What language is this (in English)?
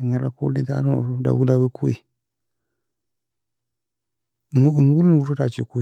Nobiin